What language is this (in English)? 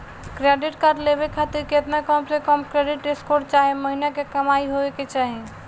Bhojpuri